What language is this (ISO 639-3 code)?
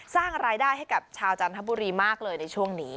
tha